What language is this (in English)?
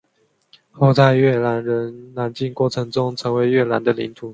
Chinese